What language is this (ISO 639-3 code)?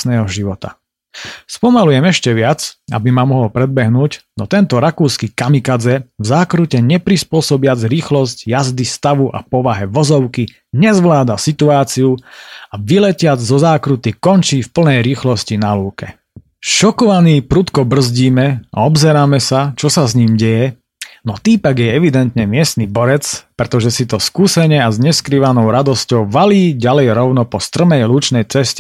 slk